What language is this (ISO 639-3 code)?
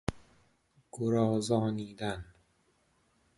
fas